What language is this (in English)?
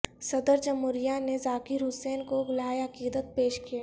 Urdu